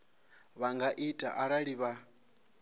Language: Venda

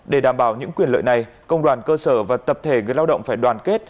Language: Vietnamese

